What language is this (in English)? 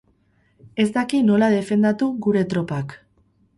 Basque